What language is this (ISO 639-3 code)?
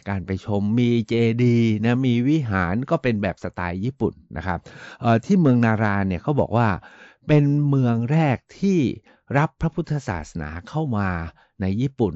tha